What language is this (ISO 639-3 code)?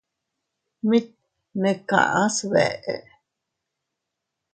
cut